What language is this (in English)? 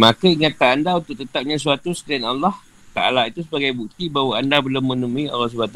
Malay